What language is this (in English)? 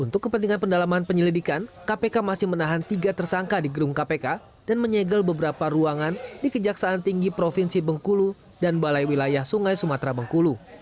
Indonesian